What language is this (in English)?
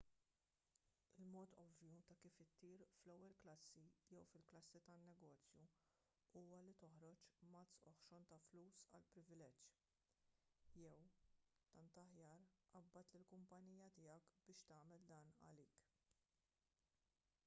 Maltese